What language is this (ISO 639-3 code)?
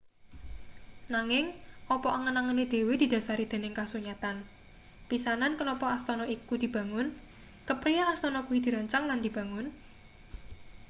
jav